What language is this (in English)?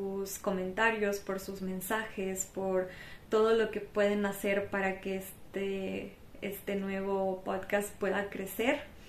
Spanish